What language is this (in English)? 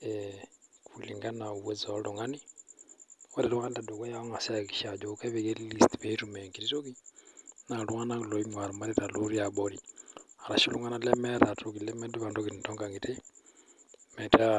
Masai